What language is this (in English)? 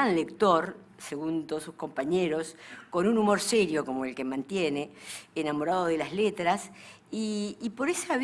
Spanish